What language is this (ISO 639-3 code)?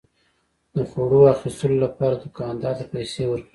pus